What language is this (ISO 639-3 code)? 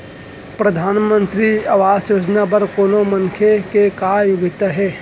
hne